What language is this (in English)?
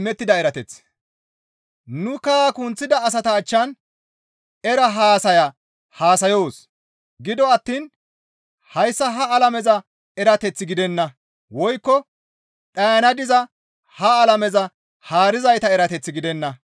Gamo